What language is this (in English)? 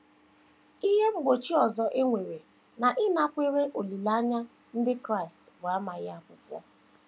Igbo